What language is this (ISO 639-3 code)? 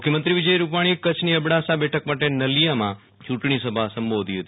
guj